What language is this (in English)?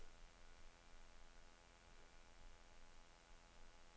Danish